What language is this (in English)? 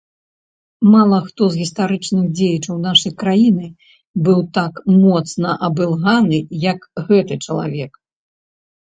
Belarusian